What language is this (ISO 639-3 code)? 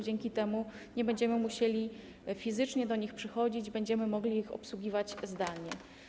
pol